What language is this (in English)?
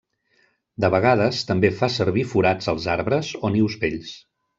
Catalan